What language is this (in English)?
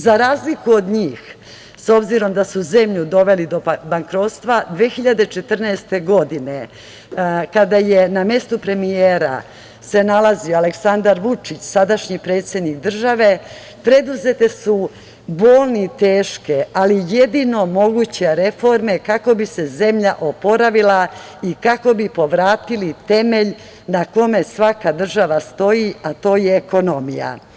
Serbian